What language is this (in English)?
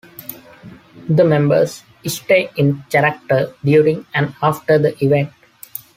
English